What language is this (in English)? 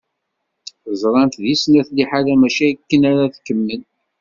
Kabyle